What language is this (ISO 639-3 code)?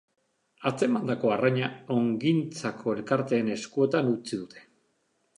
eus